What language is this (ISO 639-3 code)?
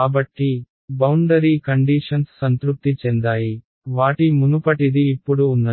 tel